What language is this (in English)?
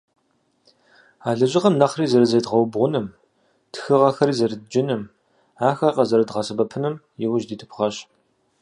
Kabardian